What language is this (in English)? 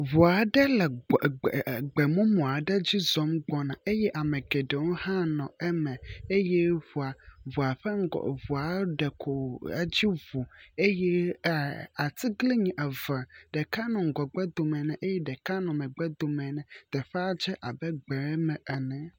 Ewe